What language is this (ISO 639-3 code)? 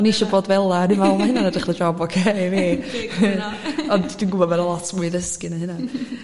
cym